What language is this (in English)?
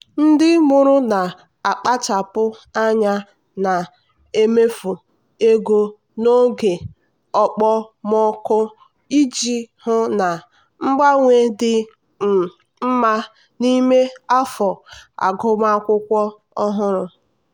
Igbo